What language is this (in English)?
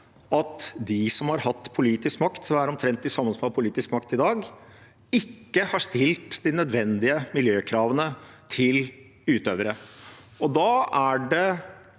Norwegian